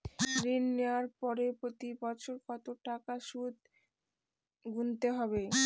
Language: Bangla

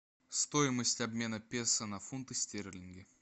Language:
Russian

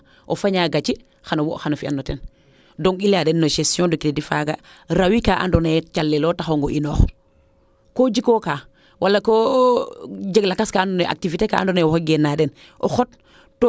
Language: Serer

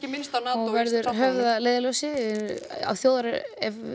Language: Icelandic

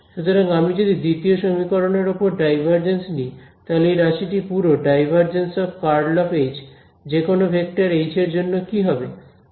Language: Bangla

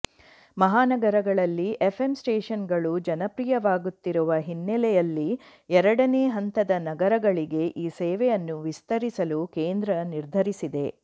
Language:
Kannada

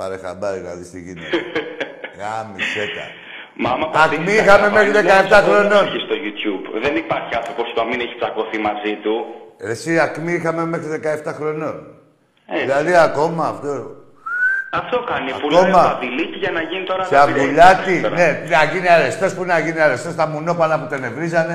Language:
Greek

